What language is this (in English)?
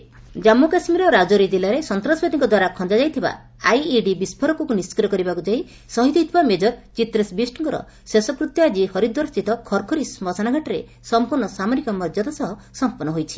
Odia